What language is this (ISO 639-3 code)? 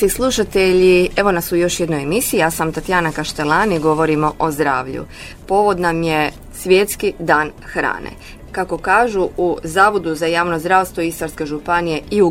hrv